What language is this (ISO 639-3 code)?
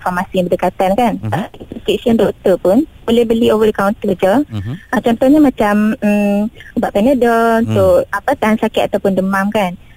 msa